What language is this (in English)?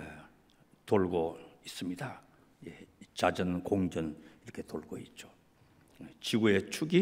Korean